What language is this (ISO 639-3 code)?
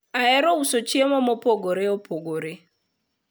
luo